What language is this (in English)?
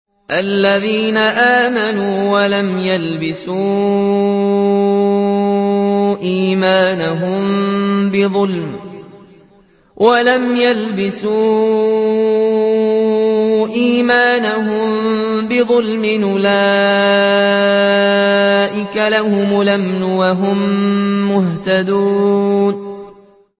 Arabic